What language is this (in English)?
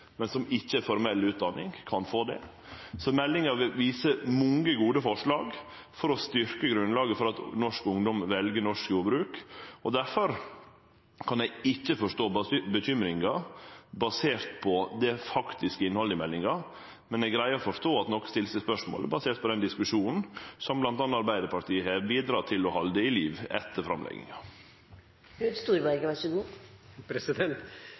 Norwegian